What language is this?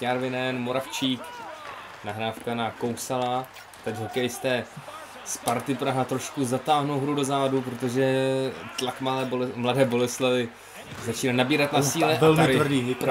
Czech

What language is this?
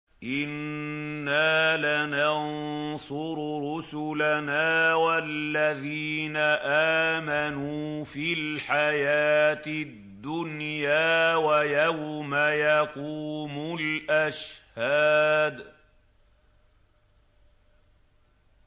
Arabic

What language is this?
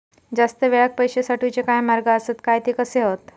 Marathi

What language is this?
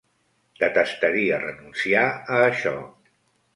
Catalan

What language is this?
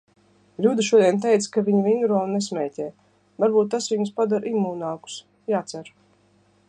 Latvian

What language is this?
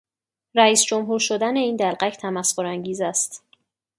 Persian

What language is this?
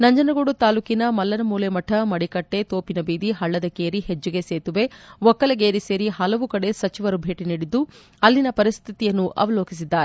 Kannada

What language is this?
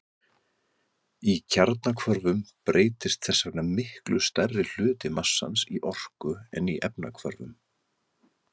Icelandic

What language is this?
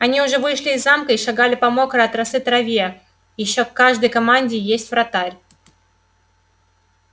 Russian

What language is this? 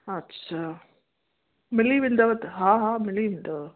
Sindhi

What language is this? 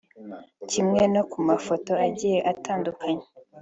Kinyarwanda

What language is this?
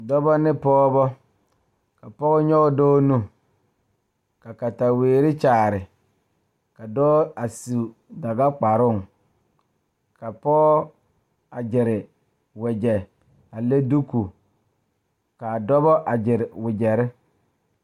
Southern Dagaare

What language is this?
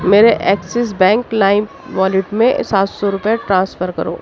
Urdu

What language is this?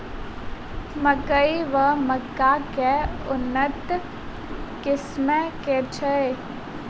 Maithili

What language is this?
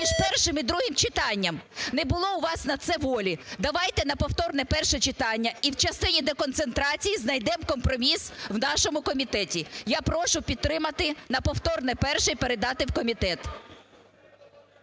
Ukrainian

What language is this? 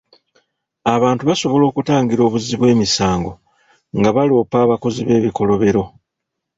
Ganda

